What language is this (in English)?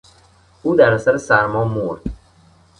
Persian